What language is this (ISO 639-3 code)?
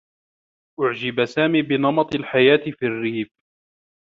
ara